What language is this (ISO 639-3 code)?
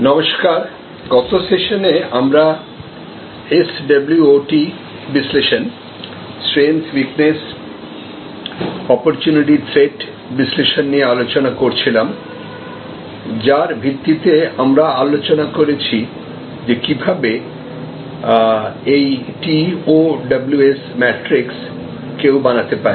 ben